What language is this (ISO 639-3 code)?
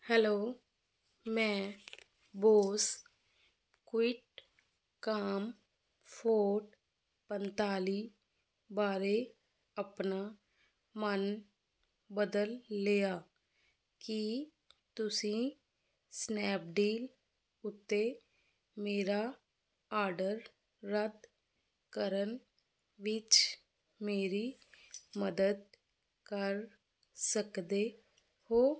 pan